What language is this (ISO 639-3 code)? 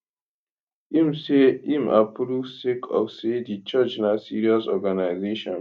pcm